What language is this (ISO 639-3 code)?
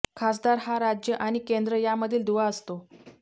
mar